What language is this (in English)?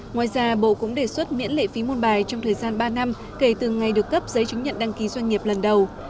Vietnamese